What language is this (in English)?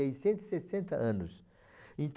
Portuguese